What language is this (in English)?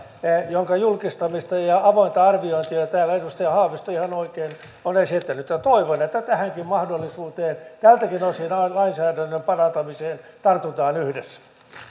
Finnish